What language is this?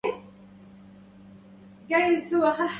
Arabic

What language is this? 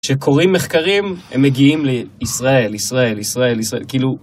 Hebrew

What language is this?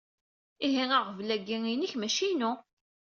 Kabyle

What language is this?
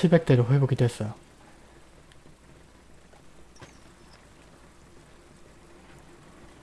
Korean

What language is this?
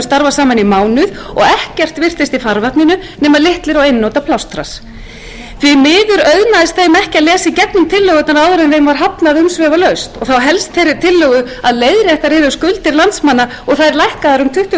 Icelandic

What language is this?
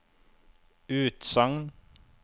Norwegian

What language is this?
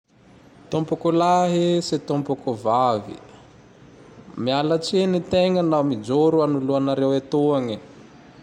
Tandroy-Mahafaly Malagasy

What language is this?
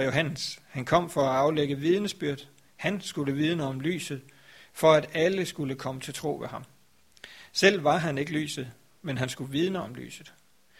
Danish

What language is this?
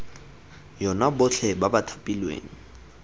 Tswana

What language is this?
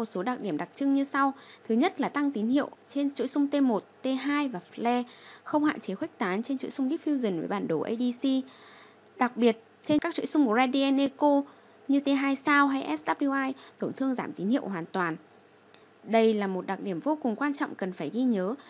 Vietnamese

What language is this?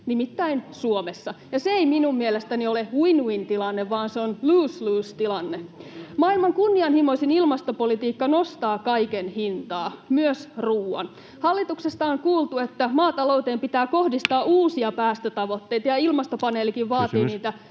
Finnish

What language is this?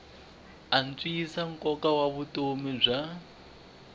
Tsonga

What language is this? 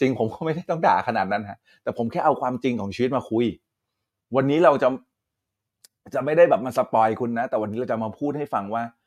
Thai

